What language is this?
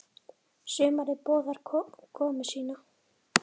Icelandic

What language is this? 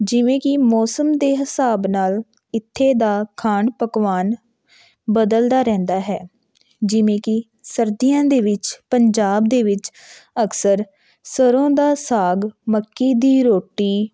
Punjabi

